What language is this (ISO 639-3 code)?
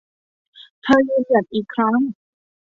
tha